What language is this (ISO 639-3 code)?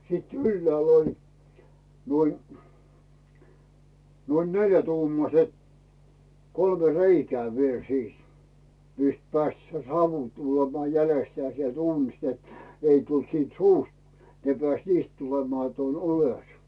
fin